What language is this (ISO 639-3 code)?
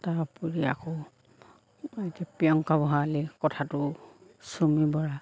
asm